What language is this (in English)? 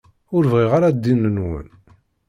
Kabyle